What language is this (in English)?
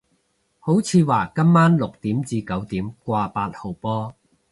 Cantonese